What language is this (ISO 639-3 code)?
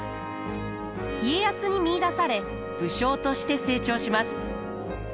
jpn